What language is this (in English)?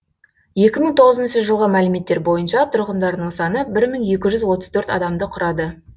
Kazakh